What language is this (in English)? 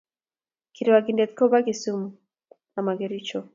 Kalenjin